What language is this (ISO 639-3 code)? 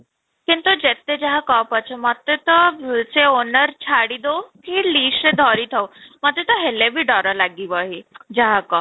ori